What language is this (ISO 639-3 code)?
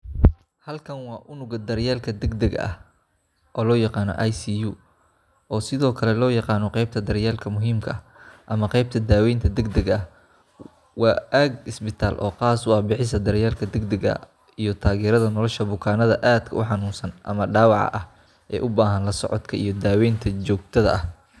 som